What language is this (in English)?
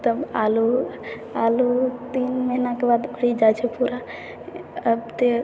Maithili